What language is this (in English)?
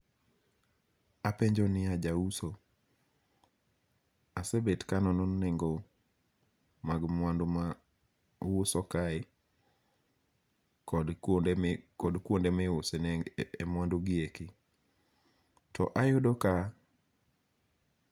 Luo (Kenya and Tanzania)